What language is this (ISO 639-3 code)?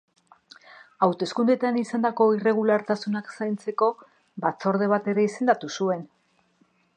eus